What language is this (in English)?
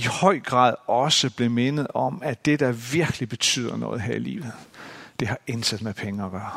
Danish